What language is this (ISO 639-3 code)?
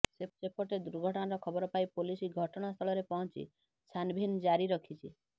ori